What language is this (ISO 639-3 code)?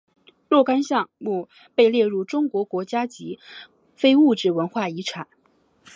zho